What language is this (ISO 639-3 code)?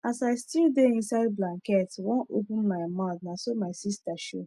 pcm